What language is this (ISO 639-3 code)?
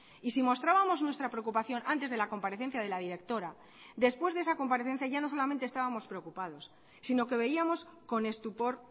spa